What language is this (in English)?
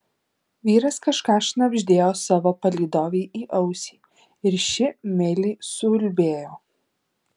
Lithuanian